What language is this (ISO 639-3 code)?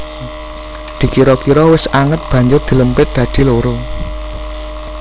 jav